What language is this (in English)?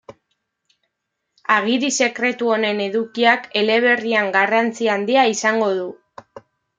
Basque